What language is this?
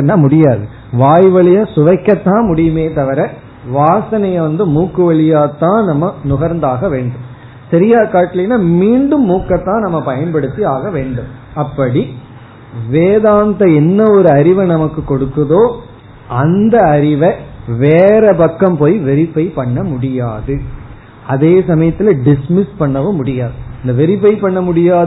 Tamil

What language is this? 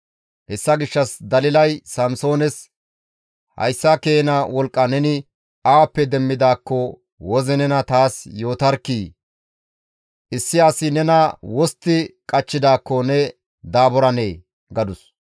Gamo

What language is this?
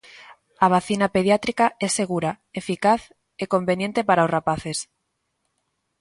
Galician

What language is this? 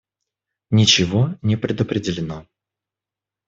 Russian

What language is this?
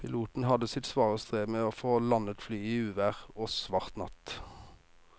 Norwegian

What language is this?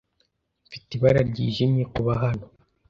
Kinyarwanda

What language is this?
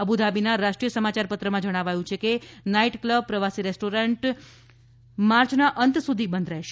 Gujarati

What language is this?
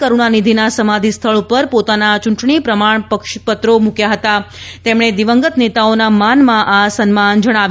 Gujarati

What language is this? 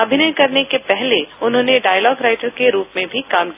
Hindi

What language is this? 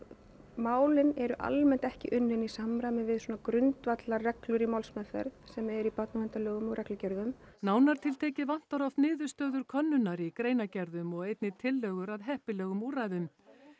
Icelandic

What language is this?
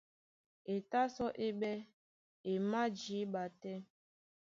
Duala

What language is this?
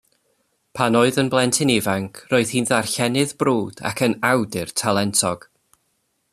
Welsh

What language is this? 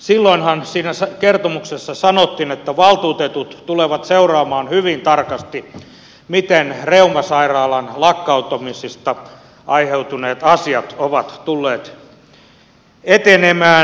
Finnish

